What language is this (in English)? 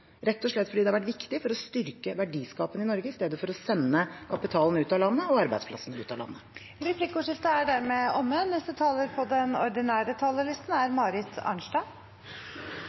Norwegian